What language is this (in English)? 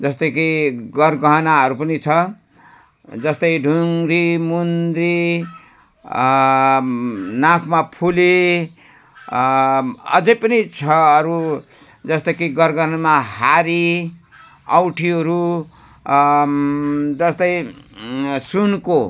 Nepali